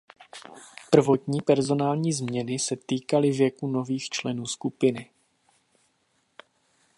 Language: Czech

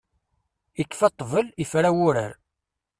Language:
Kabyle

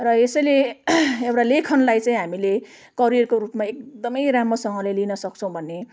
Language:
Nepali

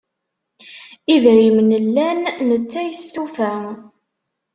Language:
Kabyle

